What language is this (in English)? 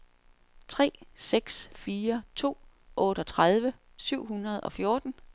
Danish